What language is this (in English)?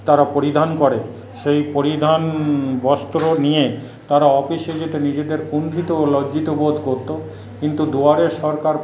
Bangla